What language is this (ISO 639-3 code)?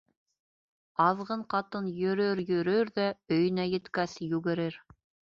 bak